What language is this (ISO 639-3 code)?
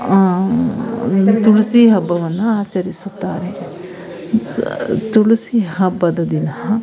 kan